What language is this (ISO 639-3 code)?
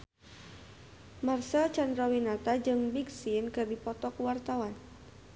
sun